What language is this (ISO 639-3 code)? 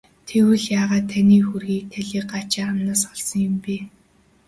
mon